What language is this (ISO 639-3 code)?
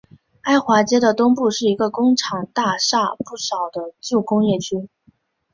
zho